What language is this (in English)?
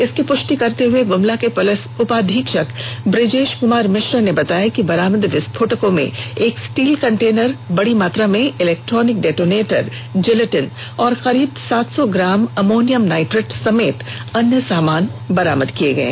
Hindi